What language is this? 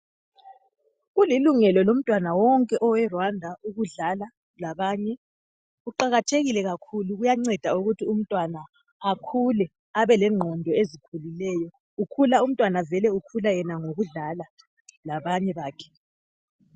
North Ndebele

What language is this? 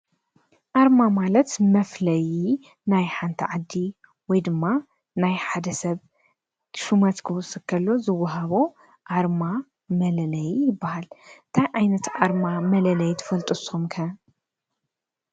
Tigrinya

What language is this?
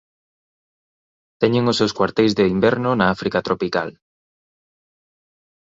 Galician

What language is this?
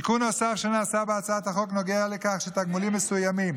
Hebrew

